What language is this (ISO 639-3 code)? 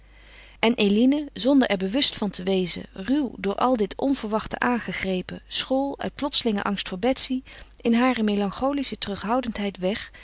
nld